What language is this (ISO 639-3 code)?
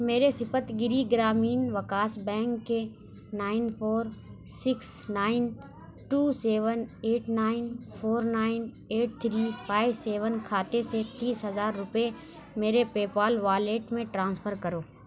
urd